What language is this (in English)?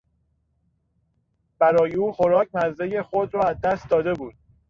Persian